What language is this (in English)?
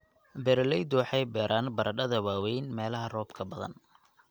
Somali